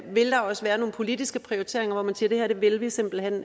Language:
Danish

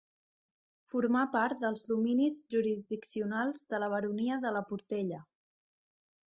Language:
Catalan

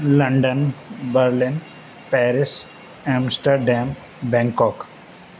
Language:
Sindhi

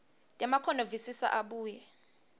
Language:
Swati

